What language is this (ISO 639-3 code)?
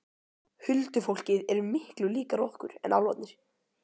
isl